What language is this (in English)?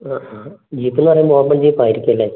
Malayalam